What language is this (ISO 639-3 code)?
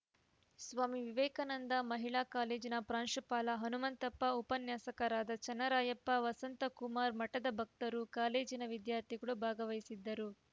kan